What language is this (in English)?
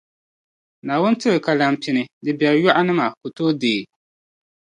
Dagbani